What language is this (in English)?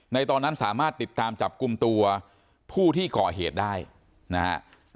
Thai